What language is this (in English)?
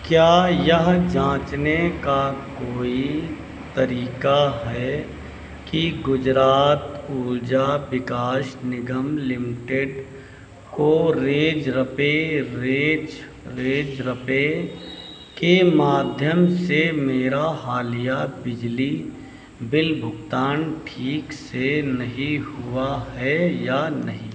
Hindi